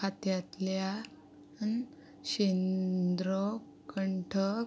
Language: Konkani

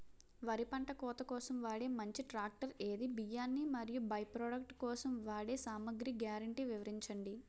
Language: Telugu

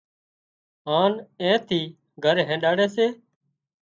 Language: Wadiyara Koli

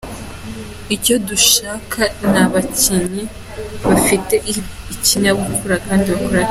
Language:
Kinyarwanda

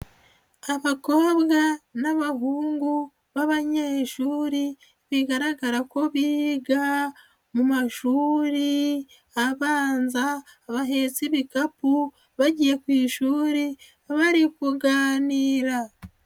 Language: Kinyarwanda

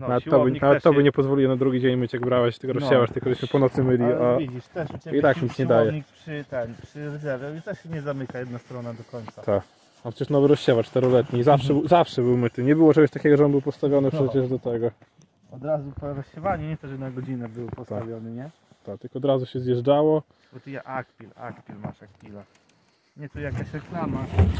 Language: Polish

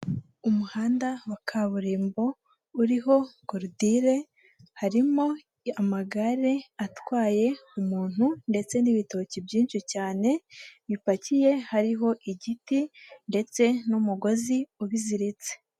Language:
Kinyarwanda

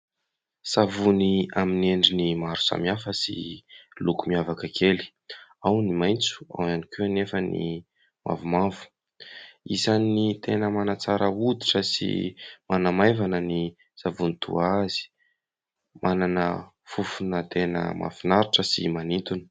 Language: Malagasy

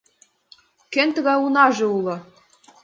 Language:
Mari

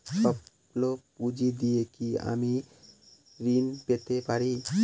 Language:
Bangla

